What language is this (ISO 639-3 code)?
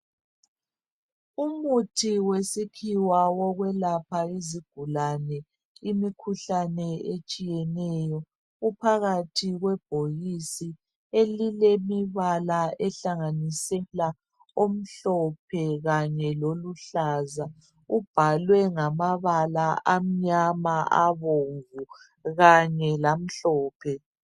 nde